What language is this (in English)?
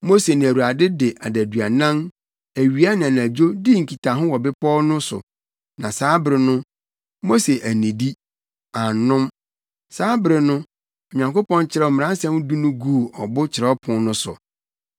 Akan